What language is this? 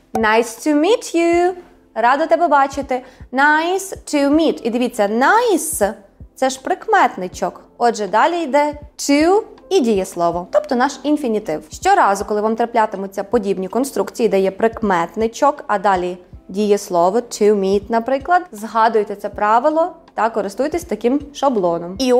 Ukrainian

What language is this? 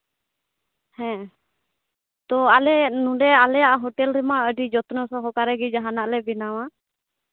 Santali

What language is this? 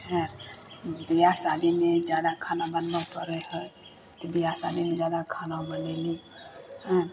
Maithili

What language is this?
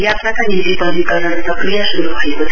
Nepali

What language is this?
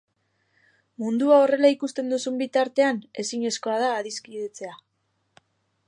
Basque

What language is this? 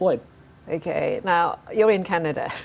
Indonesian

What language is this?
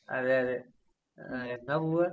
Malayalam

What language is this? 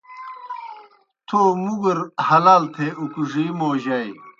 Kohistani Shina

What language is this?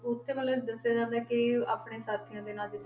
Punjabi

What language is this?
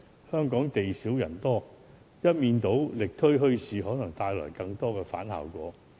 Cantonese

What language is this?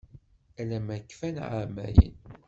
Kabyle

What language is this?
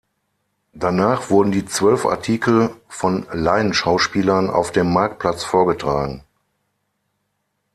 German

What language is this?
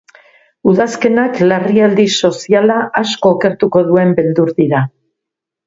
Basque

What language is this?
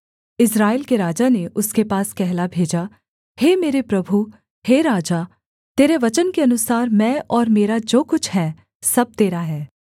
Hindi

